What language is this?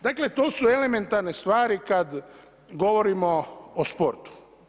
Croatian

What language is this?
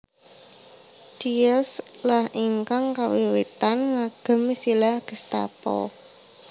Javanese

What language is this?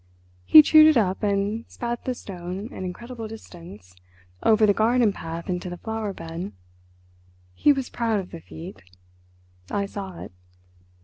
English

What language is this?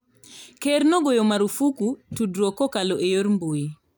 Luo (Kenya and Tanzania)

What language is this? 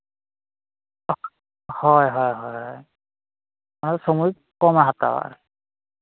Santali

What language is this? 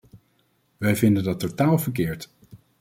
Dutch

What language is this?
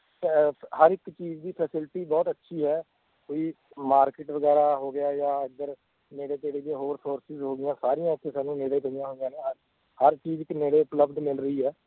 Punjabi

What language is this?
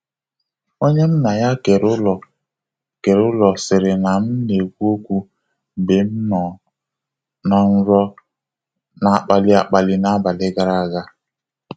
Igbo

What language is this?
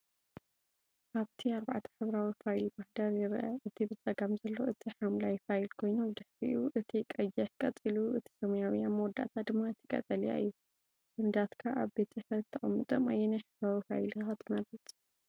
Tigrinya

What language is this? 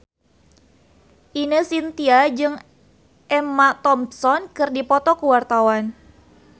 Sundanese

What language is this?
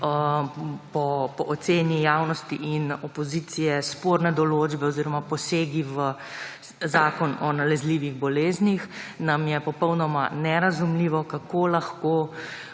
Slovenian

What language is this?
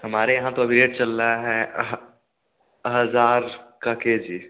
Hindi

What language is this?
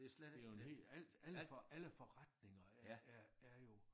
Danish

